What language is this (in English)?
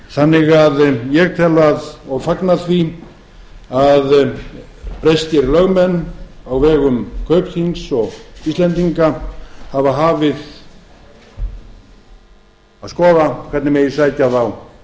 Icelandic